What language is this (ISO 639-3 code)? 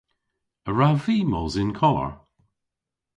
cor